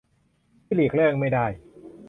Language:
Thai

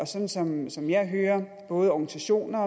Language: Danish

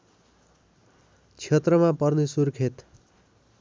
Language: Nepali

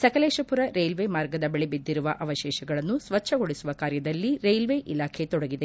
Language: Kannada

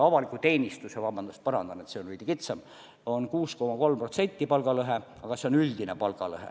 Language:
Estonian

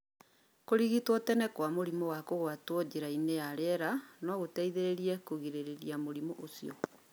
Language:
Kikuyu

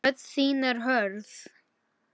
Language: Icelandic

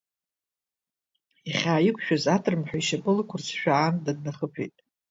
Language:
Abkhazian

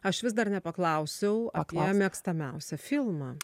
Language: Lithuanian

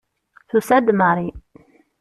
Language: Kabyle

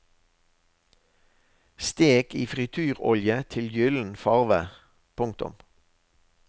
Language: Norwegian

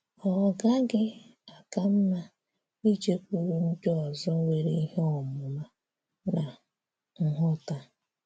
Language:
Igbo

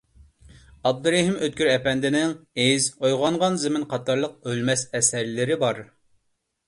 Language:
Uyghur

